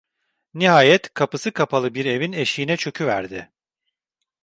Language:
Turkish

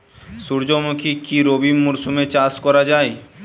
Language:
Bangla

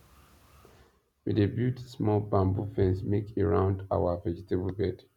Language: Nigerian Pidgin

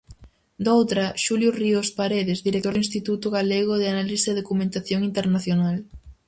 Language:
Galician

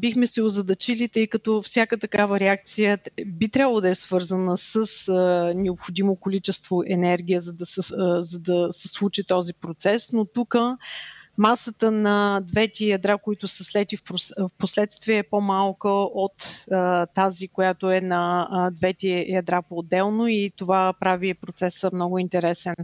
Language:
Bulgarian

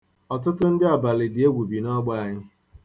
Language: Igbo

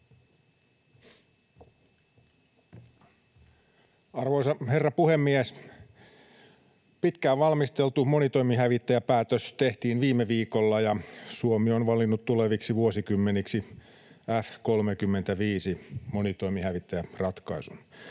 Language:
Finnish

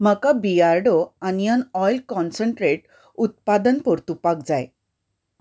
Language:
Konkani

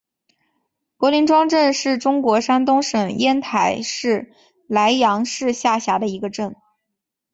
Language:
Chinese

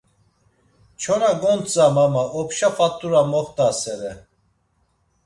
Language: Laz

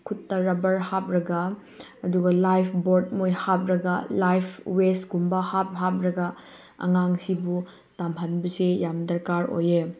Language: Manipuri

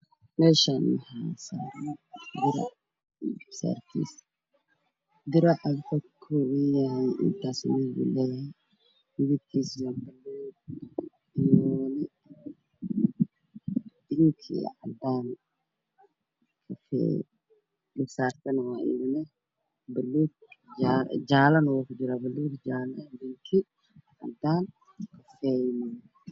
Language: Somali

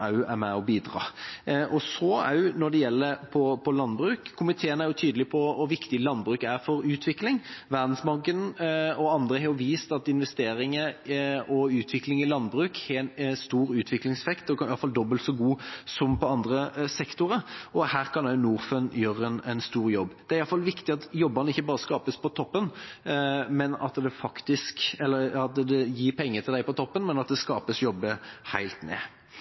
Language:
Norwegian Bokmål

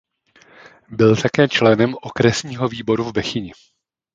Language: Czech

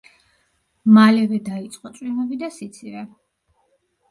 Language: Georgian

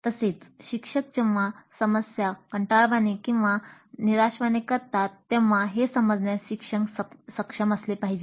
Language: Marathi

